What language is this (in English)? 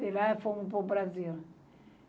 Portuguese